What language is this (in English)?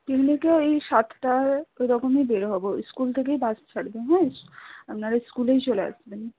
Bangla